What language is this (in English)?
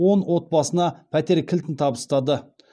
Kazakh